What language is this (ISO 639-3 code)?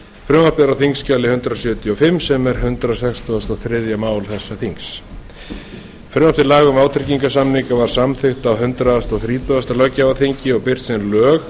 isl